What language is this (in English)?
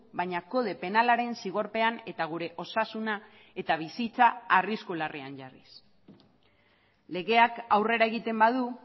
Basque